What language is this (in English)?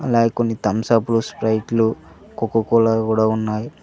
Telugu